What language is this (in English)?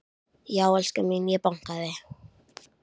Icelandic